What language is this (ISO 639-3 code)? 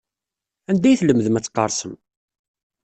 kab